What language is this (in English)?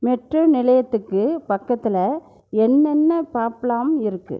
Tamil